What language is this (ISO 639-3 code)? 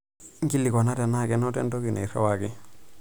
mas